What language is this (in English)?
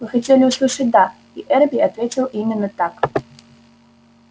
Russian